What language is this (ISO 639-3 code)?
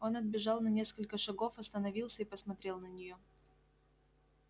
rus